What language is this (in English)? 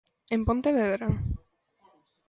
Galician